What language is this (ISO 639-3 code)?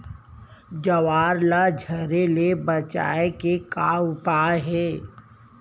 hne